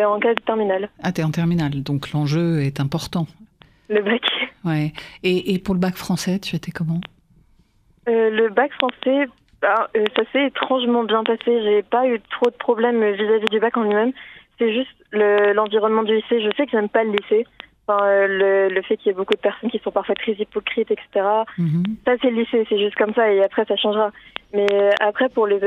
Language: French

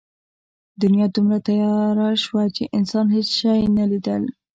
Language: Pashto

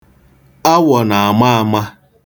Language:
Igbo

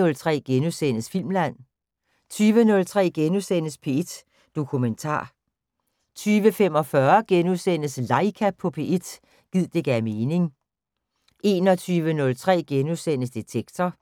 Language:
Danish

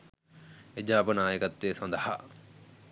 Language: Sinhala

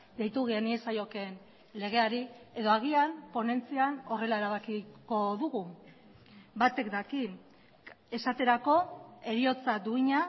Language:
Basque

